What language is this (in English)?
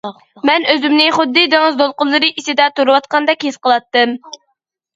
Uyghur